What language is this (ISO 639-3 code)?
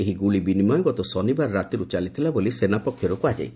ori